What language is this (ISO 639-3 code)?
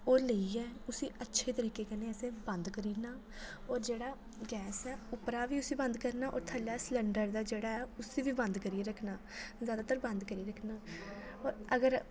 doi